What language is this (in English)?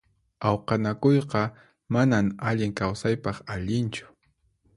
Puno Quechua